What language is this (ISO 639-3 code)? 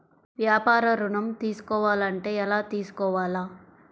tel